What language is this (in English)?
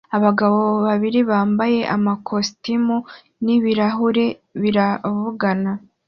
Kinyarwanda